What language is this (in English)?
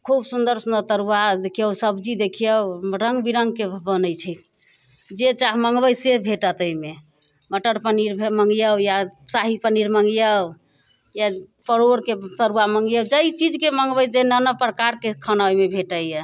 Maithili